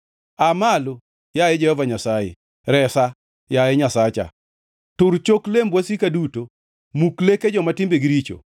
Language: Luo (Kenya and Tanzania)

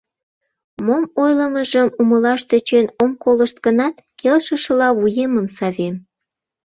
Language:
Mari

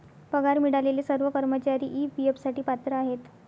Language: Marathi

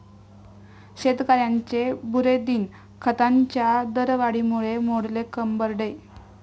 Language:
Marathi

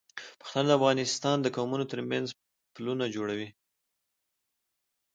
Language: Pashto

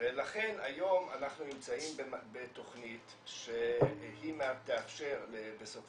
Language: Hebrew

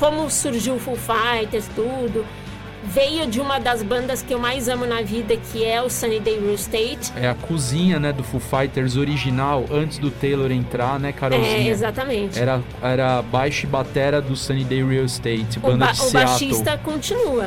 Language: Portuguese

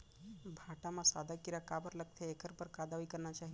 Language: Chhattisgarhi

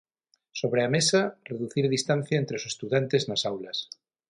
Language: Galician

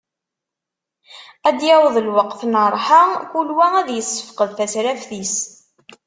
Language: Kabyle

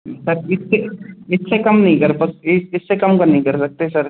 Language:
Hindi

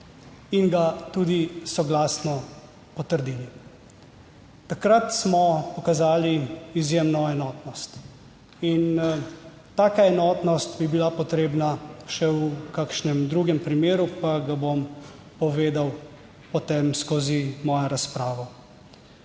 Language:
Slovenian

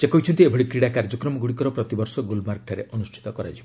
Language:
Odia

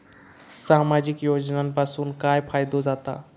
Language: Marathi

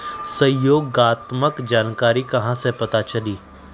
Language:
Magahi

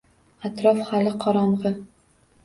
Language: Uzbek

